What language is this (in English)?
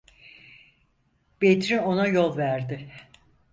Turkish